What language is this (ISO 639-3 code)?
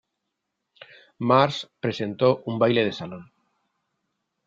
spa